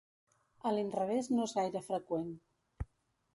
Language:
Catalan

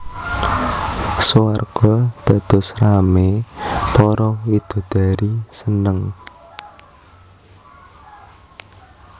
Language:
Javanese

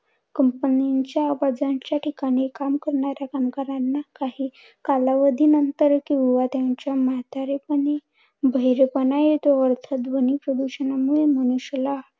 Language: Marathi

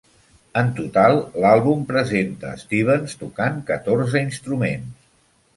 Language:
Catalan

